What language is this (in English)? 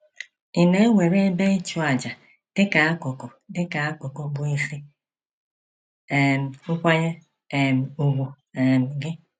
Igbo